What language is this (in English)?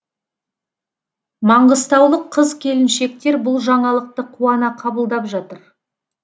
Kazakh